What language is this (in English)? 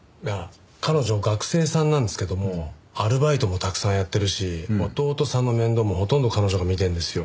Japanese